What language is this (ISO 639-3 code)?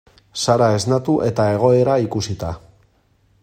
eus